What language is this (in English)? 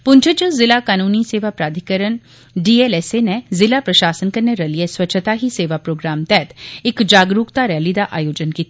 Dogri